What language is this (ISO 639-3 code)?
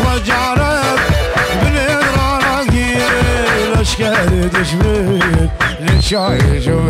ara